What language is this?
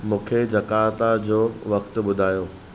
Sindhi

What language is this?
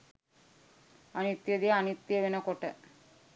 Sinhala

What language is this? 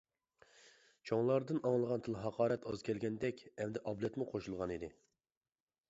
Uyghur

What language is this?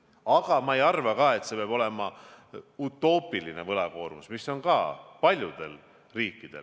Estonian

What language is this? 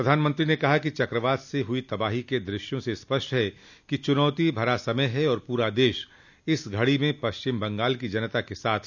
Hindi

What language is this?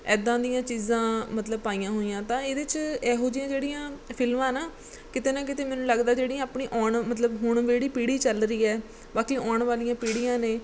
Punjabi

